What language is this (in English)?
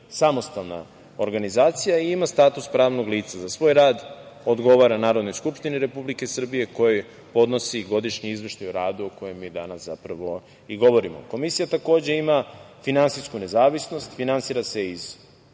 Serbian